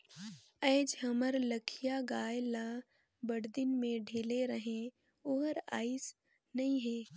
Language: Chhattisgarhi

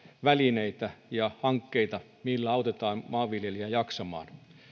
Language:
Finnish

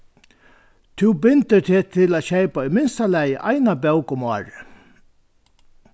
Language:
Faroese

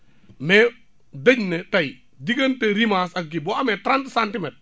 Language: Wolof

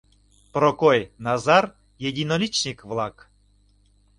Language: Mari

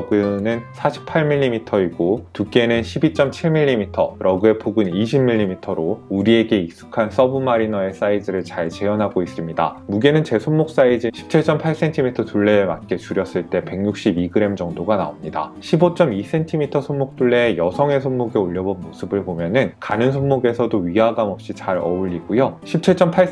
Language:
Korean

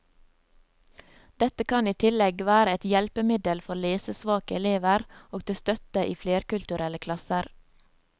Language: Norwegian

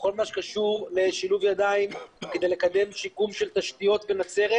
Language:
Hebrew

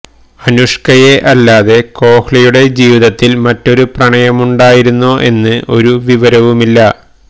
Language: Malayalam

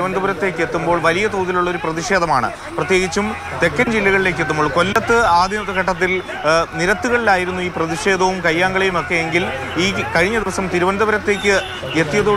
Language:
Malayalam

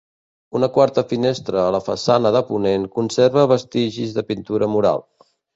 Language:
Catalan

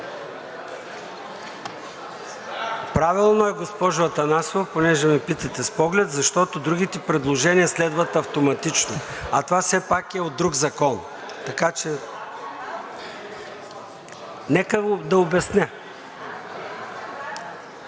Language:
Bulgarian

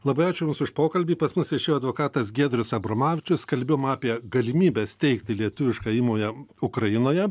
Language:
Lithuanian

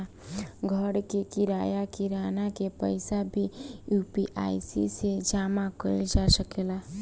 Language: Bhojpuri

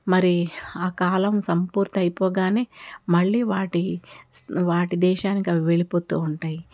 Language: Telugu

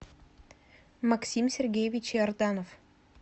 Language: Russian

